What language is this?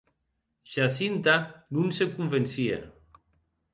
Occitan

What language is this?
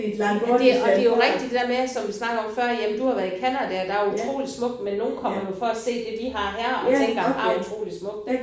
Danish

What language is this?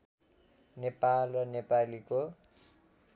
Nepali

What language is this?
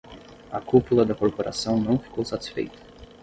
Portuguese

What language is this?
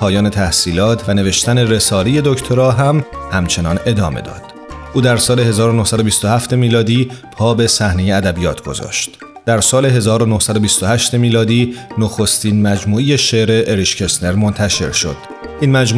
Persian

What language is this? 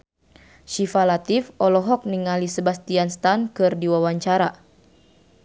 Sundanese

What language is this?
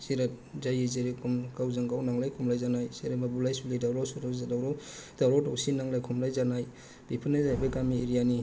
Bodo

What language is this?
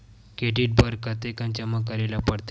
Chhattisgarhi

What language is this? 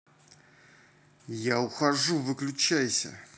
Russian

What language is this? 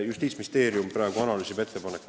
Estonian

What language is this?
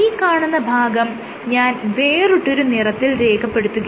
Malayalam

